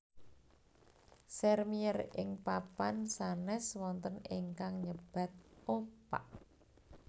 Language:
Javanese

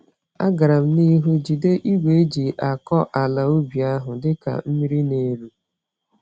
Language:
Igbo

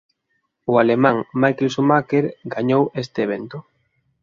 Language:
Galician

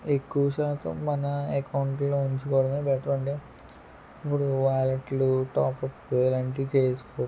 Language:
Telugu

